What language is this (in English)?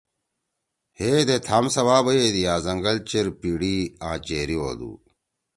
Torwali